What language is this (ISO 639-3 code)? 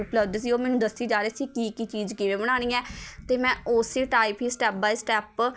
pan